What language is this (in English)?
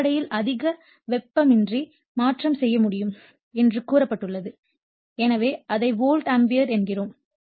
Tamil